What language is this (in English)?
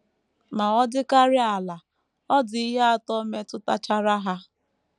Igbo